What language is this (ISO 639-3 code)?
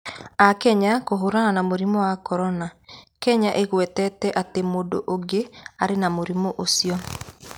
kik